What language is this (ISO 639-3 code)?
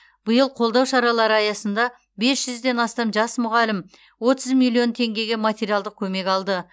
kaz